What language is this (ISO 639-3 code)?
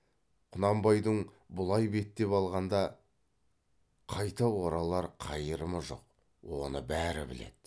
kaz